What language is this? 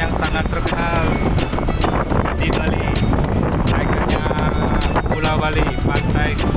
Indonesian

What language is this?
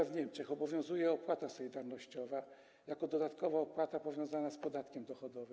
Polish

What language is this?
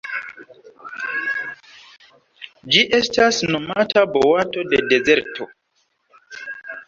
Esperanto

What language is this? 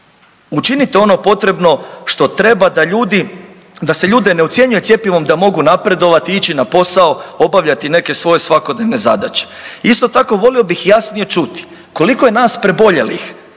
Croatian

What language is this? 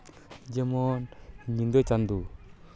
Santali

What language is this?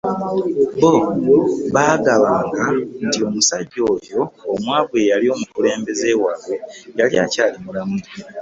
Ganda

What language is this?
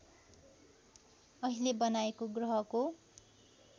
Nepali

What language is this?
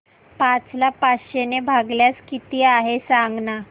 Marathi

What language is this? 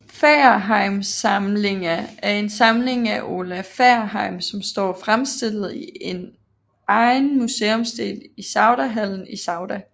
Danish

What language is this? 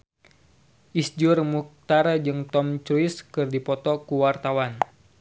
Sundanese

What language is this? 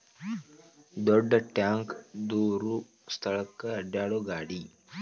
Kannada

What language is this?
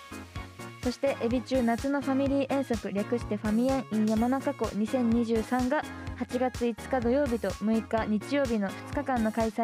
Japanese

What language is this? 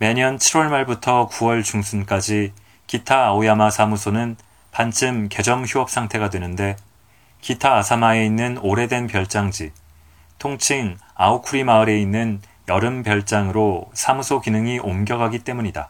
Korean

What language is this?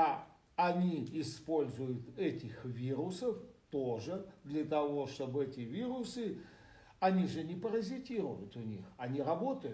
Russian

